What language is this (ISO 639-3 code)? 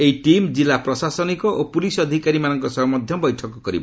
ori